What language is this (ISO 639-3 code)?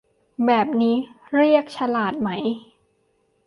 tha